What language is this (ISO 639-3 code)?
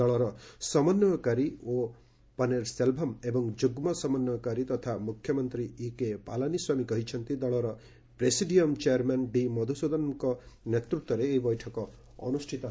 ori